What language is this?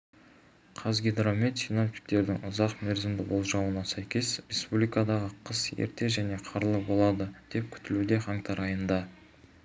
Kazakh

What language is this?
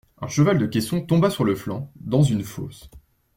French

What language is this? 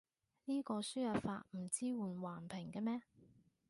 Cantonese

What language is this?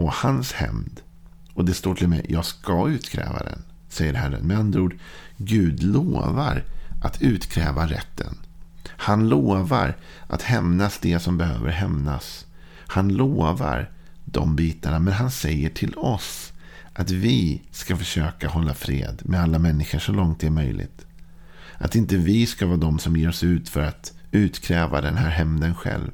Swedish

